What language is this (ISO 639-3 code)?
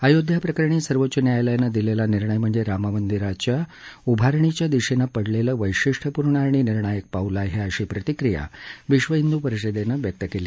mar